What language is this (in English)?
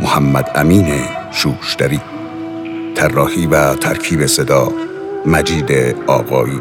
Persian